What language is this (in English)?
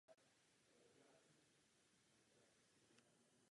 Czech